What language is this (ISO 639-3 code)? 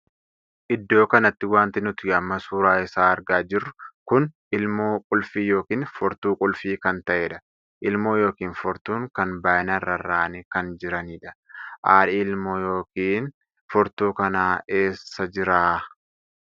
orm